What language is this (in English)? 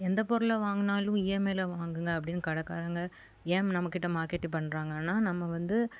Tamil